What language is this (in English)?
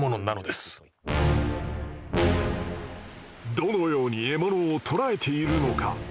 Japanese